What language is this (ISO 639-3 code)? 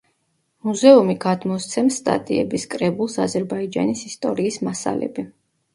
kat